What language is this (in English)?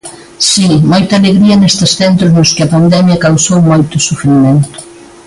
Galician